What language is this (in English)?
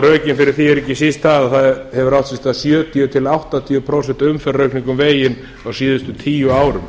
Icelandic